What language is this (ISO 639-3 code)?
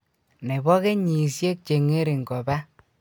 kln